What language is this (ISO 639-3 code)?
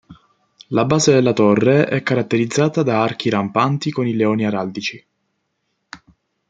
ita